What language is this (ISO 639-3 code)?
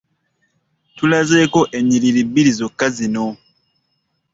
lug